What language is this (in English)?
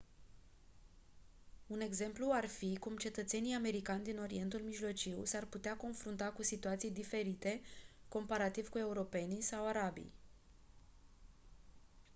Romanian